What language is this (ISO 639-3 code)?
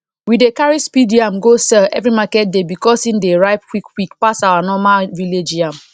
pcm